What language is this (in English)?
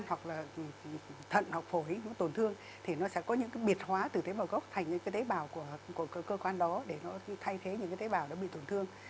Vietnamese